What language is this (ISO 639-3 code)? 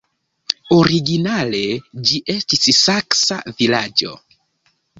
epo